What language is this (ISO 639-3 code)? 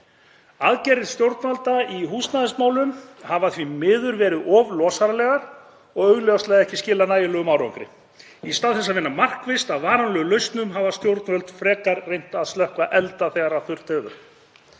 isl